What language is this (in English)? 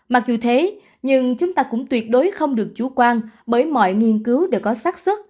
Vietnamese